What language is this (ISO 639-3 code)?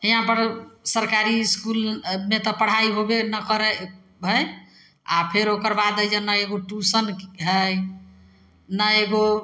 mai